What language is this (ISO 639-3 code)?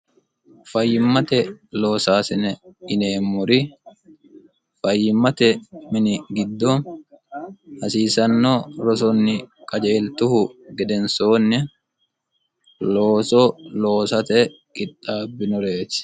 sid